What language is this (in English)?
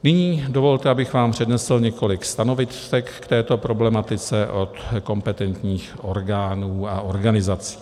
Czech